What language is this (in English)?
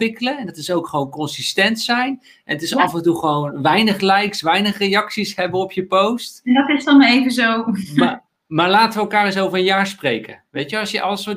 Dutch